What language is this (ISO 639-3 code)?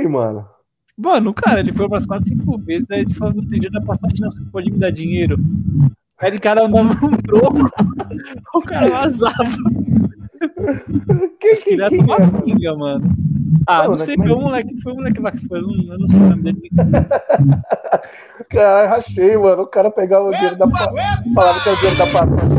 por